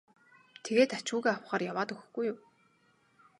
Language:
Mongolian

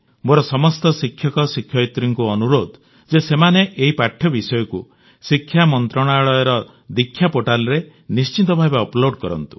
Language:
Odia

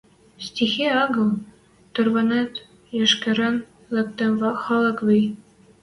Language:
Western Mari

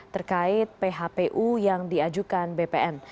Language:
Indonesian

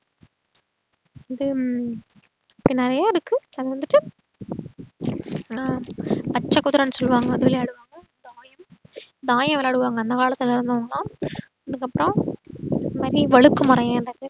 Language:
Tamil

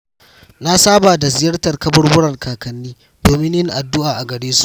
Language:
Hausa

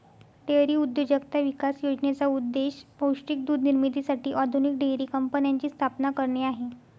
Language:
Marathi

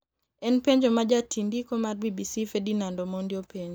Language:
Luo (Kenya and Tanzania)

